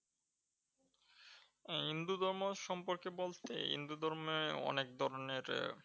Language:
Bangla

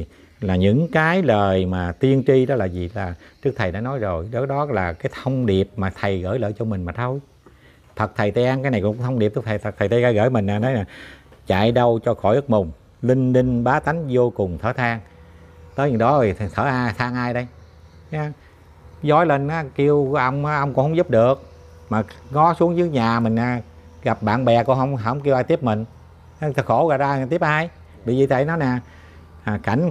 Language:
Vietnamese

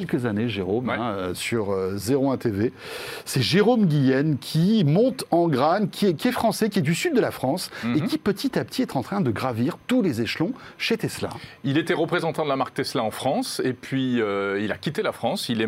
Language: French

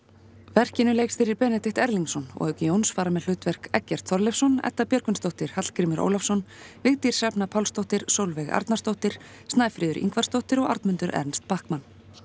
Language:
Icelandic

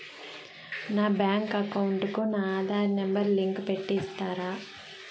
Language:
Telugu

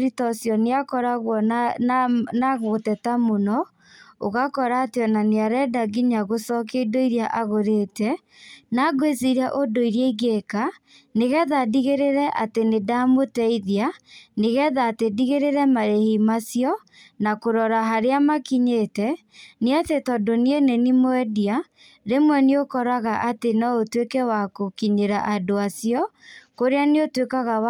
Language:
Kikuyu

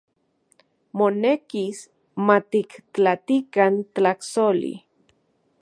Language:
Central Puebla Nahuatl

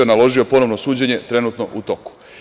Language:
Serbian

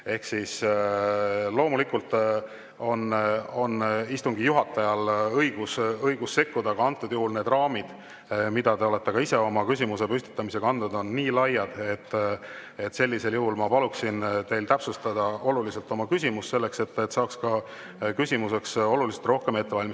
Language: Estonian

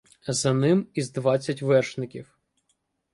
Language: Ukrainian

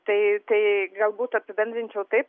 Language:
Lithuanian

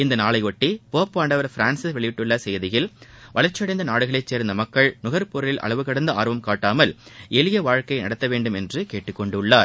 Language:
Tamil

